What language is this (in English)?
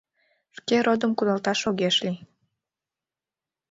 Mari